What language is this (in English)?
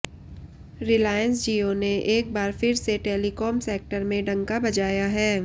Hindi